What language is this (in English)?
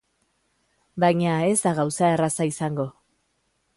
Basque